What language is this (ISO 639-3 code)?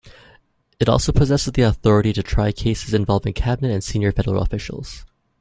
eng